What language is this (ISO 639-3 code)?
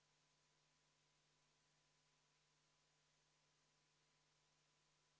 est